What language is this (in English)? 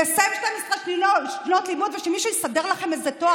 Hebrew